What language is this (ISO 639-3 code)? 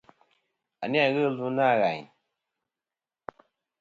bkm